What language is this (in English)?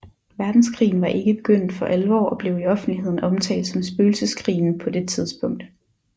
Danish